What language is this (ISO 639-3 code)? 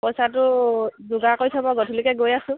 asm